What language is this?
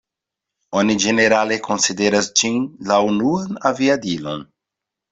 Esperanto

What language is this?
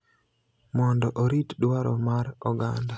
Luo (Kenya and Tanzania)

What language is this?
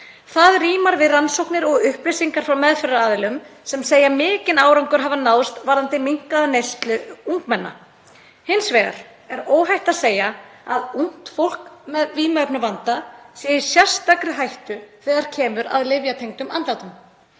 Icelandic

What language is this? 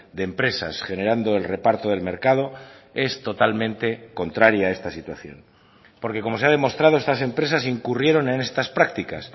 Spanish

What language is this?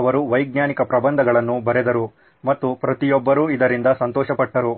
Kannada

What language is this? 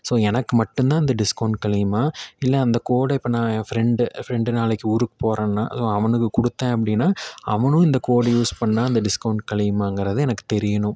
Tamil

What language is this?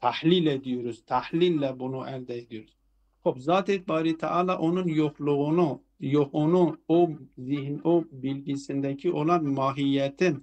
Turkish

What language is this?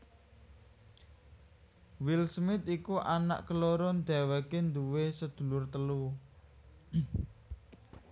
Javanese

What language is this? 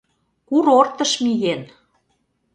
Mari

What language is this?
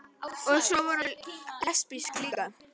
Icelandic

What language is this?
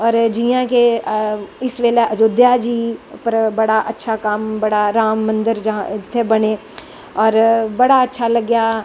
Dogri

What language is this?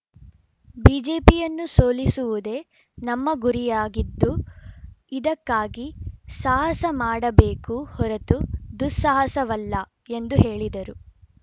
Kannada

